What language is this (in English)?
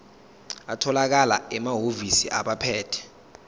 Zulu